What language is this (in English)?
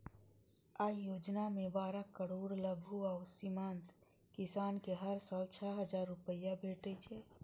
Maithili